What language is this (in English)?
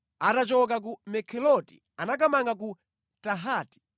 Nyanja